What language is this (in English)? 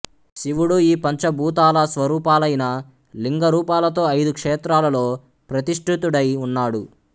Telugu